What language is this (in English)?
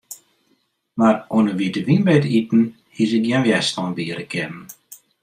Western Frisian